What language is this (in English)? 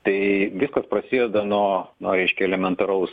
Lithuanian